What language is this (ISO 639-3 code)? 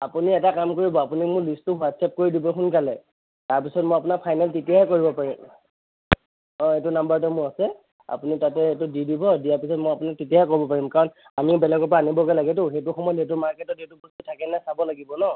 asm